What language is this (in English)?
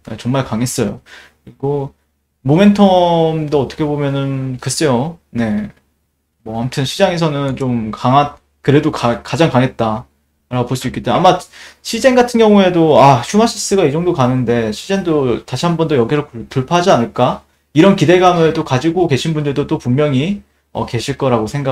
Korean